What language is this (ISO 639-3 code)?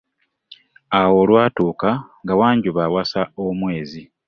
lug